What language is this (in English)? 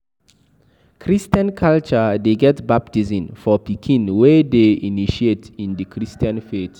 Nigerian Pidgin